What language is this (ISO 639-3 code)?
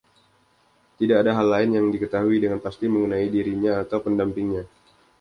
ind